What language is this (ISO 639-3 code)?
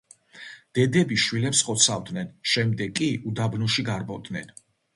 kat